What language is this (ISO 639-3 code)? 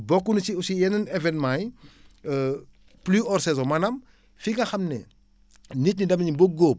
wol